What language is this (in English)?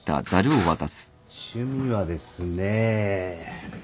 Japanese